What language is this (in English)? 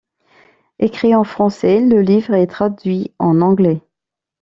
French